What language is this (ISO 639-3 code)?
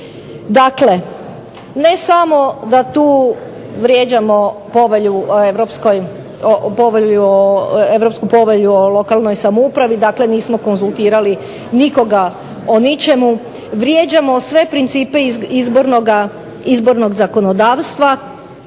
hrv